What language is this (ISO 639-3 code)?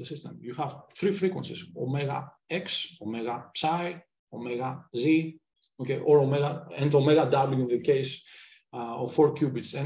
eng